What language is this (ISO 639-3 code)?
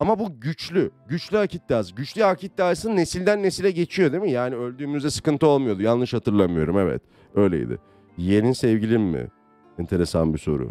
tur